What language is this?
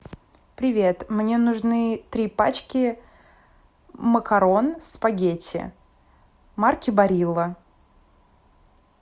Russian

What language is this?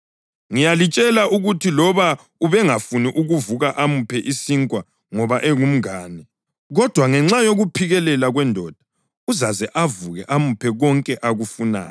North Ndebele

